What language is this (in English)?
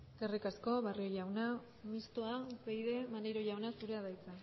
Basque